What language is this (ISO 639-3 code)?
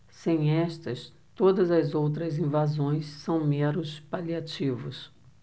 por